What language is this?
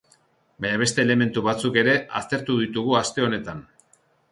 Basque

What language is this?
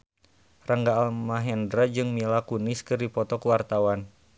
Sundanese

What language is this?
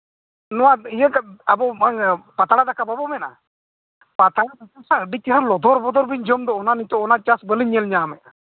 Santali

